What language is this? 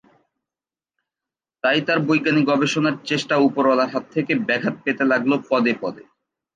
Bangla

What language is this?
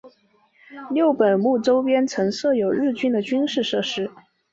Chinese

